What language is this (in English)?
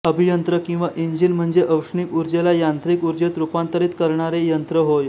Marathi